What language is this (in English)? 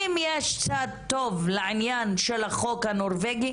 Hebrew